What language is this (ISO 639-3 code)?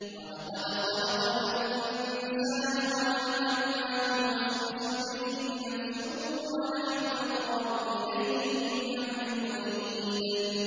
ara